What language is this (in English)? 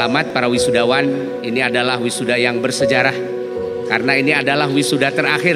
Indonesian